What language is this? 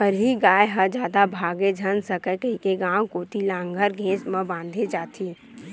Chhattisgarhi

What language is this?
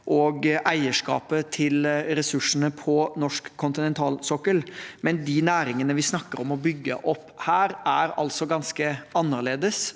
Norwegian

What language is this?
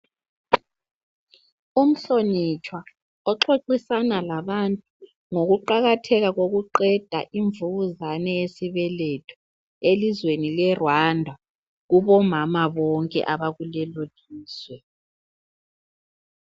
North Ndebele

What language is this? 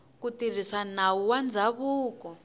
Tsonga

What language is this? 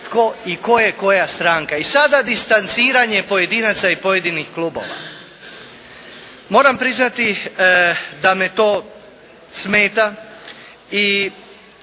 Croatian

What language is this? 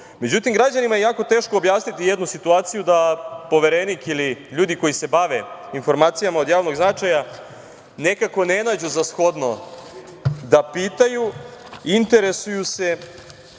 Serbian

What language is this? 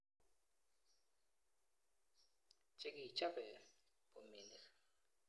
Kalenjin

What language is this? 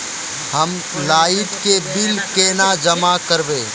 Magahi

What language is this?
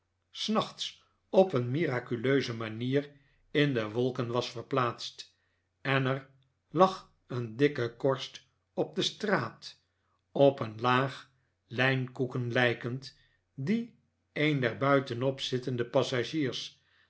Dutch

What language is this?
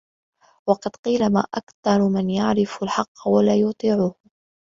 Arabic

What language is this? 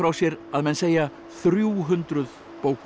Icelandic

